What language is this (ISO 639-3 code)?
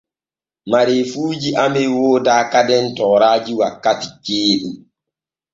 fue